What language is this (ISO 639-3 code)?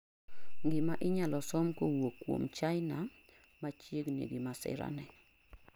luo